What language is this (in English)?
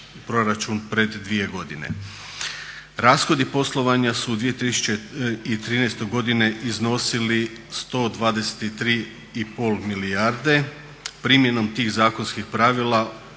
Croatian